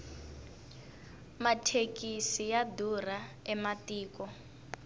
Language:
Tsonga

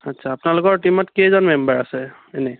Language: Assamese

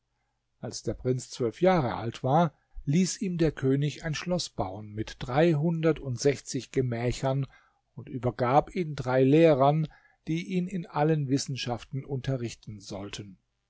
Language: German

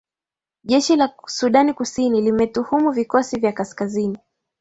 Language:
Swahili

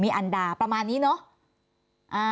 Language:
Thai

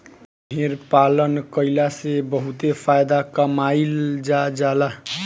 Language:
Bhojpuri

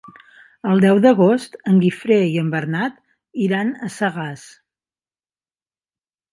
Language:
Catalan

